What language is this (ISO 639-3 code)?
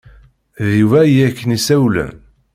kab